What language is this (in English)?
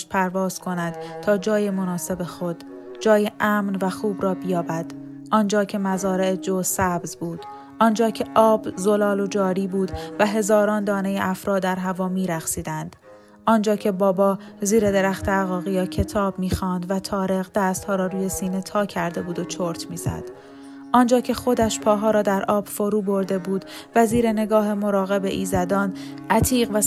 Persian